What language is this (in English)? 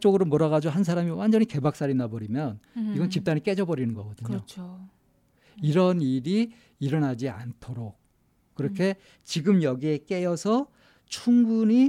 Korean